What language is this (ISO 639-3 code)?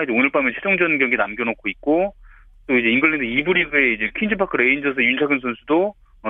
kor